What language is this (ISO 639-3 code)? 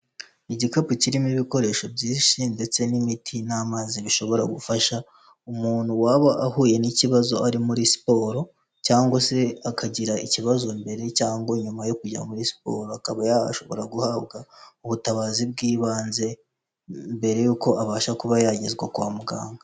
kin